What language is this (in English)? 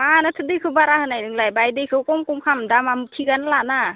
Bodo